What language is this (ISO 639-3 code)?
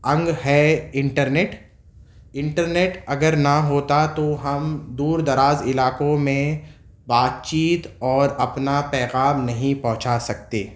urd